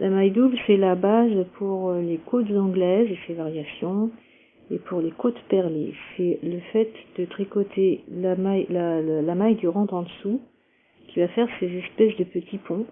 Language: French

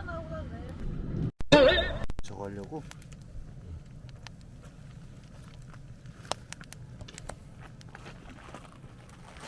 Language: Korean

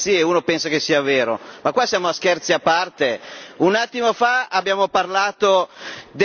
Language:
Italian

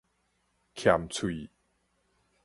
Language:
Min Nan Chinese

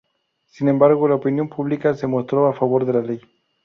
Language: Spanish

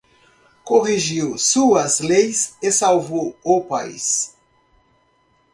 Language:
Portuguese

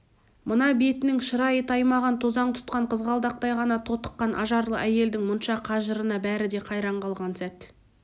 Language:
Kazakh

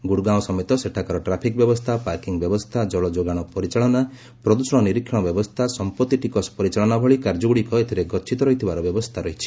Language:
Odia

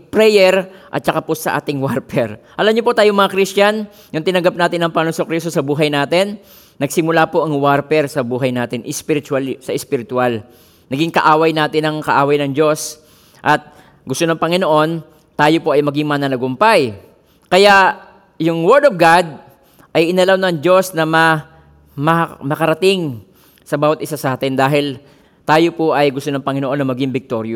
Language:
Filipino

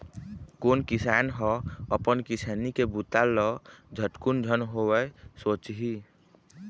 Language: Chhattisgarhi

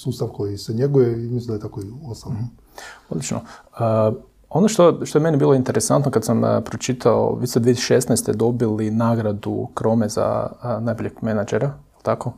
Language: Croatian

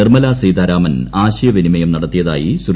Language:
Malayalam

